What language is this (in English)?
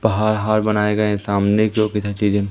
Hindi